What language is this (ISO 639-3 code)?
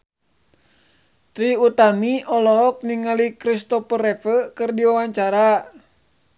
sun